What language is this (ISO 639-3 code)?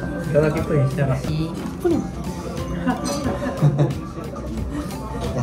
jpn